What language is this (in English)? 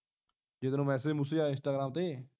Punjabi